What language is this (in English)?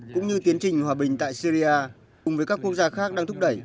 Vietnamese